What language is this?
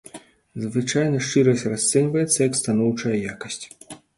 Belarusian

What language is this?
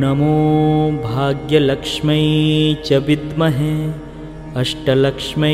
Hindi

